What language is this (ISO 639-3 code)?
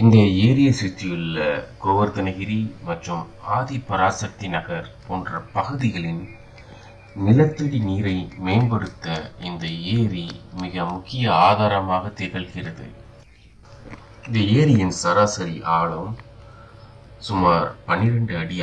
ara